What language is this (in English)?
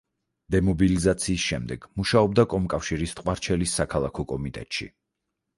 Georgian